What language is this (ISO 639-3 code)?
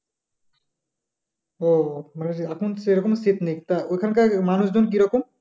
ben